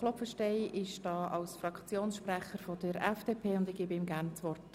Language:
Swiss German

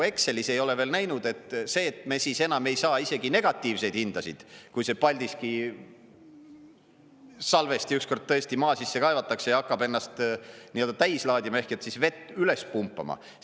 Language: Estonian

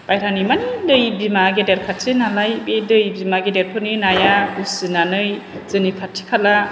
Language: Bodo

